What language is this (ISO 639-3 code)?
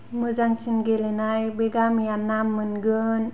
brx